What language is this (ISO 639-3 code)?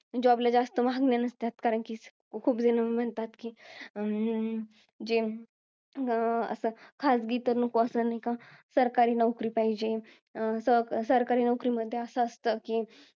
mar